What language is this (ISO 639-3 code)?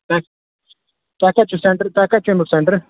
kas